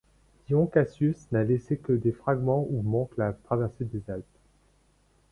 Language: French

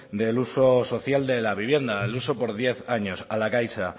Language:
Spanish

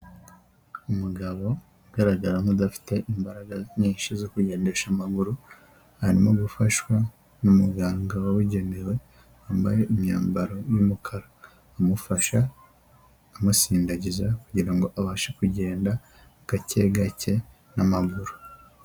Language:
Kinyarwanda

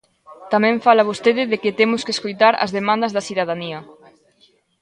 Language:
Galician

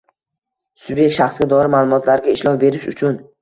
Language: Uzbek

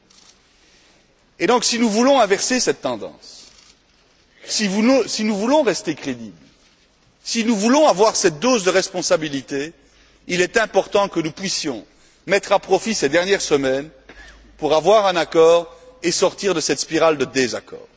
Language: French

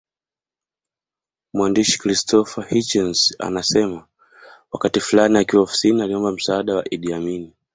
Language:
Swahili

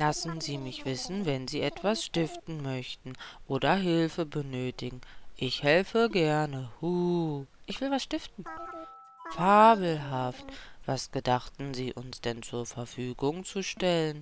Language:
German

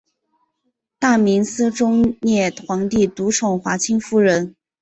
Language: Chinese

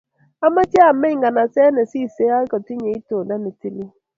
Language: Kalenjin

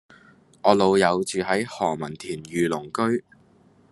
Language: Cantonese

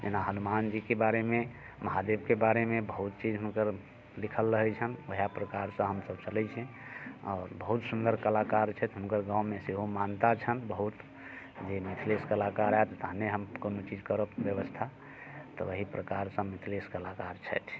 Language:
Maithili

